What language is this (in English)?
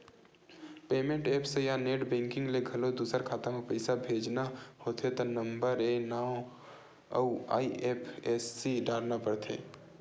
Chhattisgarhi